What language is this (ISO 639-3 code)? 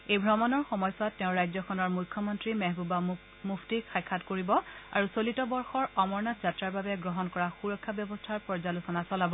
asm